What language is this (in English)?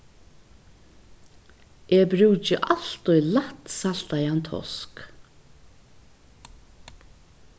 Faroese